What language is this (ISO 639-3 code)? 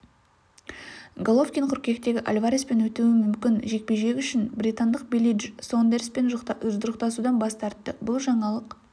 kaz